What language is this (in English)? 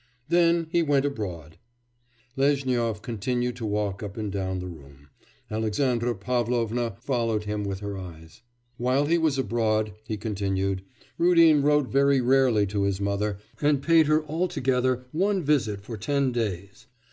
English